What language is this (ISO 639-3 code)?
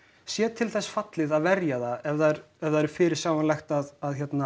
isl